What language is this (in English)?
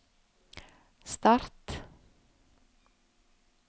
Norwegian